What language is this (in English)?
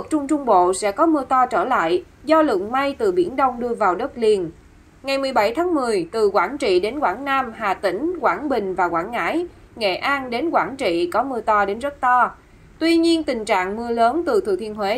Vietnamese